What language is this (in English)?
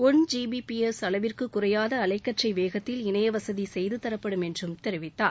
Tamil